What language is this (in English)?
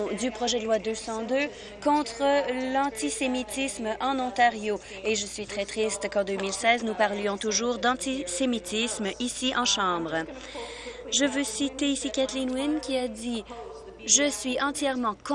French